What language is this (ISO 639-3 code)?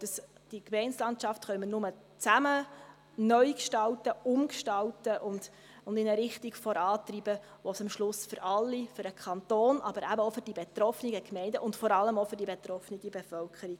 gsw